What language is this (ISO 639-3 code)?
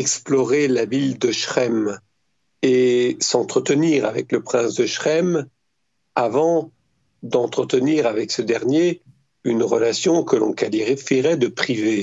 fra